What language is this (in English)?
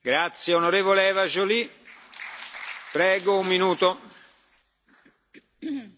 French